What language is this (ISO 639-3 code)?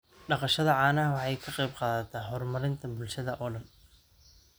som